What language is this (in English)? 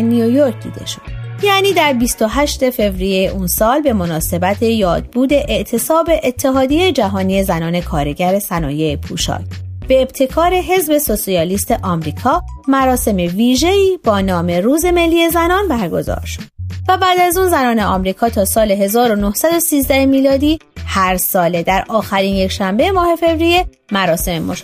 Persian